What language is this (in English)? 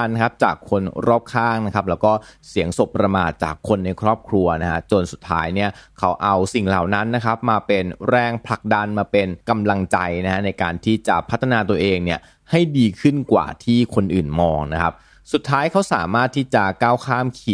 Thai